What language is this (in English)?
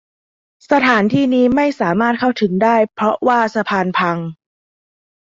Thai